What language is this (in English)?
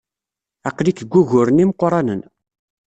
Kabyle